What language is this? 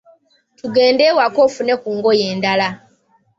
Ganda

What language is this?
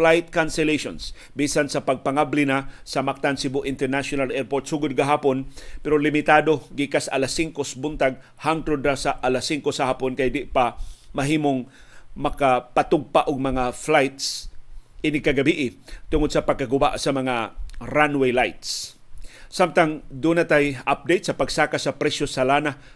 Filipino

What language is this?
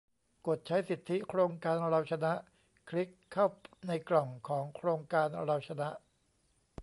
Thai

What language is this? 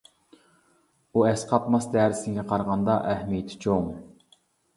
Uyghur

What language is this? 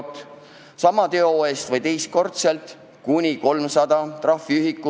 Estonian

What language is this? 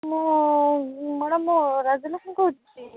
Odia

